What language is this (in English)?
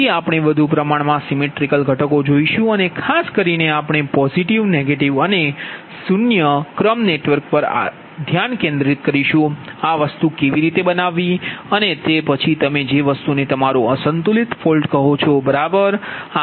Gujarati